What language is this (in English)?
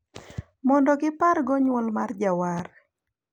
Luo (Kenya and Tanzania)